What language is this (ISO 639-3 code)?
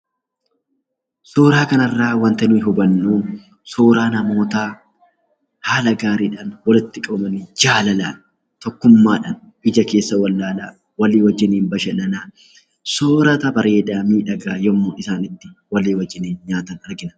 orm